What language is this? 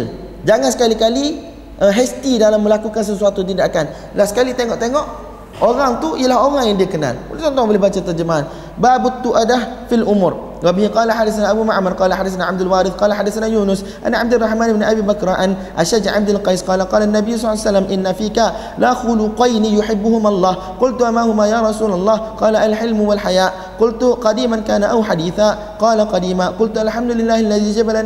Malay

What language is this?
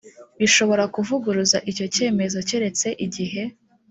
Kinyarwanda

